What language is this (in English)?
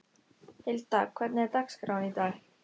Icelandic